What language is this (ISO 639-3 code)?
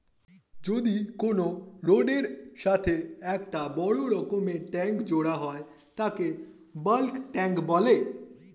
ben